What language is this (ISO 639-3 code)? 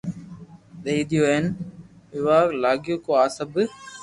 lrk